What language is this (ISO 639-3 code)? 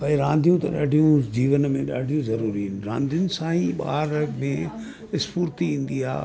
snd